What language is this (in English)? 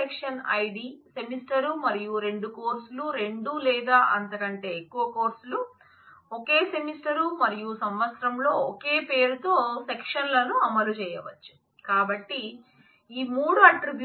Telugu